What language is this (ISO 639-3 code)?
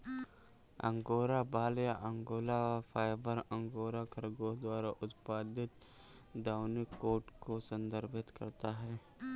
hin